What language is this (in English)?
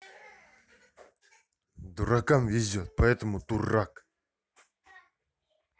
Russian